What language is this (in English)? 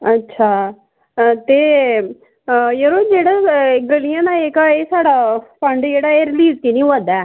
Dogri